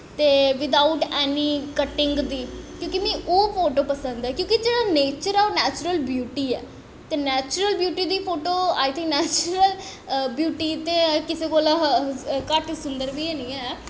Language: Dogri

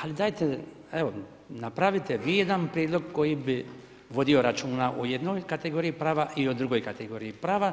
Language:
Croatian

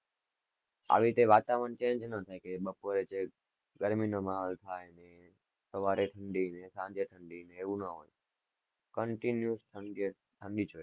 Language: Gujarati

